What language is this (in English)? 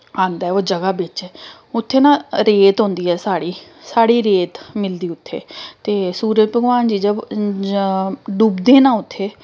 Dogri